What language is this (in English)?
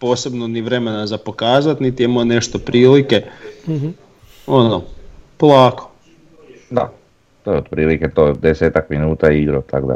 Croatian